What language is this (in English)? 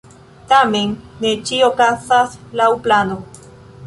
Esperanto